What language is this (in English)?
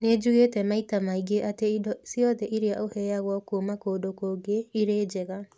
Kikuyu